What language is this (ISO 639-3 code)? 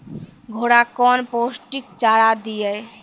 mai